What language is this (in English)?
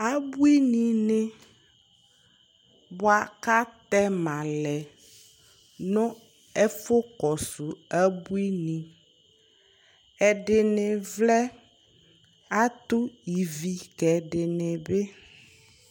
Ikposo